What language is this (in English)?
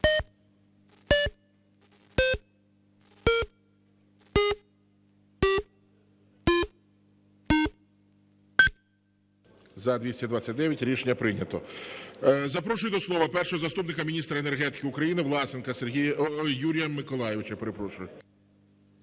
Ukrainian